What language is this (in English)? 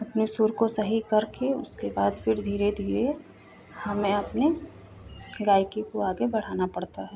Hindi